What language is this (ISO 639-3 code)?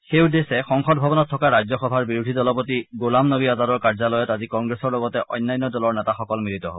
asm